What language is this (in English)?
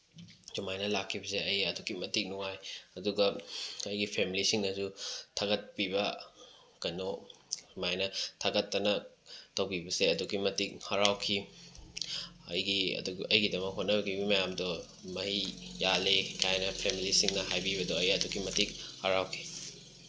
Manipuri